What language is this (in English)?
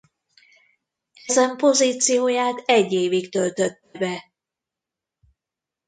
Hungarian